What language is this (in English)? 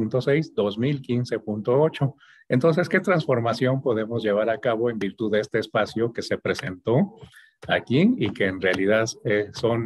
Spanish